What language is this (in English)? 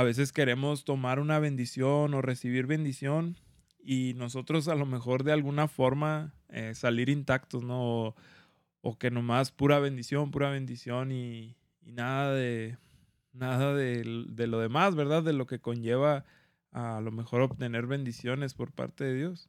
Spanish